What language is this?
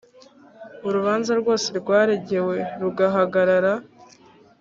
Kinyarwanda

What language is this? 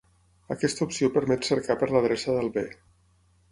Catalan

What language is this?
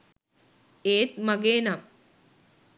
Sinhala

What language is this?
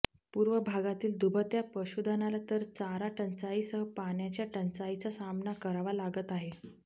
Marathi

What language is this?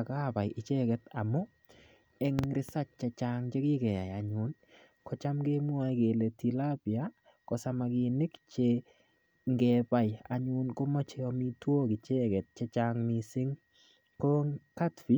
Kalenjin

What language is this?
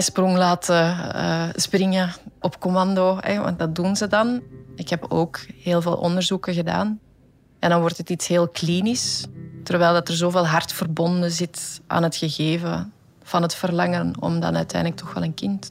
Dutch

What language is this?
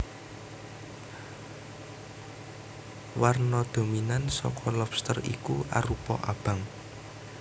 Javanese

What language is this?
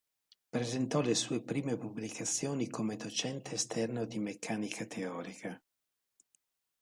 Italian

